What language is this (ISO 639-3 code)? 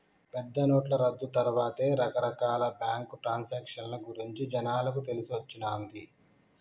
tel